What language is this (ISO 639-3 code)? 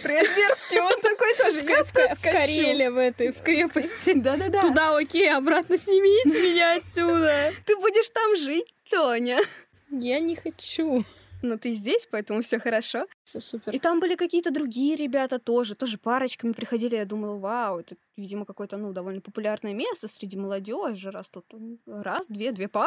rus